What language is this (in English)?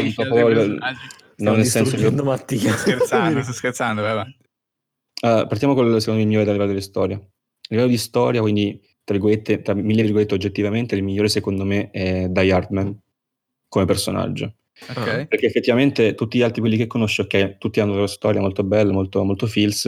Italian